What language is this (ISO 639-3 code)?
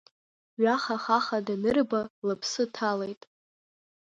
abk